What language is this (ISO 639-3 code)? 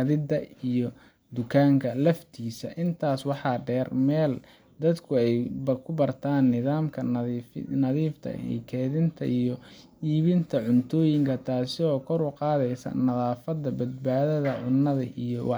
som